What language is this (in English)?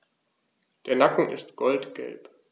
German